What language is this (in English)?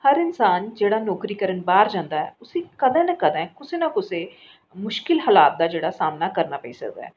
Dogri